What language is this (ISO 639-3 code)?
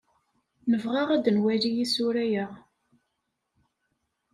kab